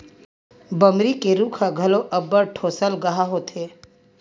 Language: Chhattisgarhi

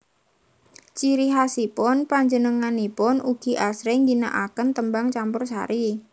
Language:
Javanese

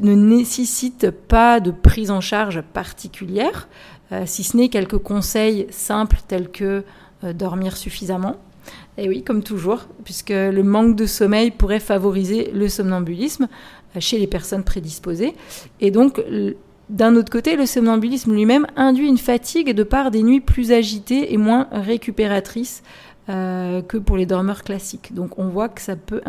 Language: French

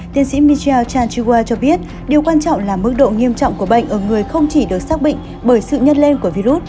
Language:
Vietnamese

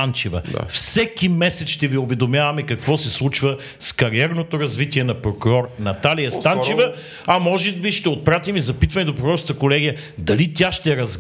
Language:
Bulgarian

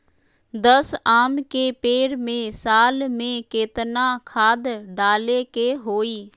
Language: Magahi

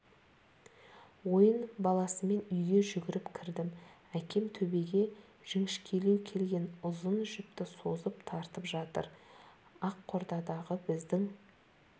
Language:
Kazakh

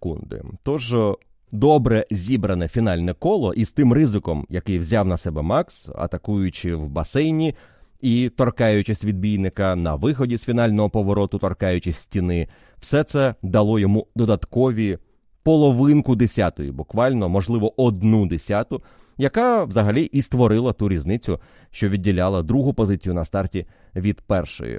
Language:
Ukrainian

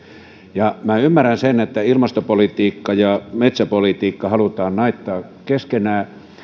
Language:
Finnish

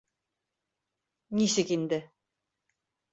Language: Bashkir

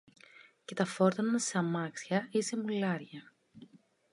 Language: Greek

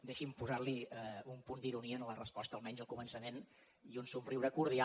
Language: Catalan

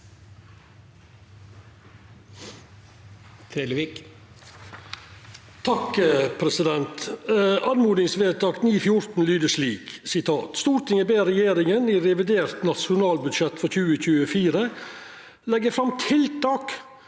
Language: Norwegian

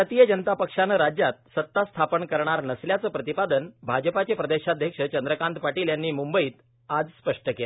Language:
Marathi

